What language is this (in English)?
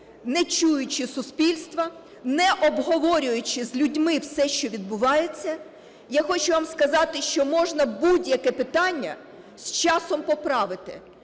Ukrainian